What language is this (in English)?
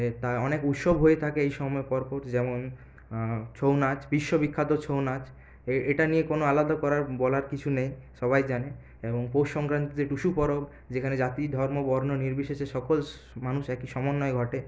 Bangla